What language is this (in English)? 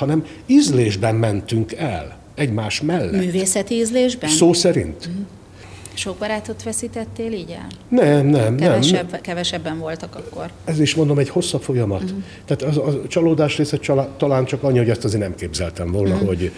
Hungarian